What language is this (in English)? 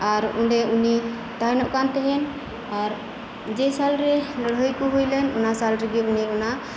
Santali